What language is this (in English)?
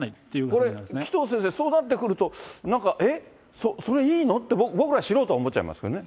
Japanese